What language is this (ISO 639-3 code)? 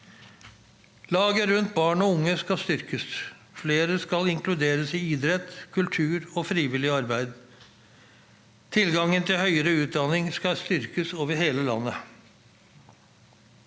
nor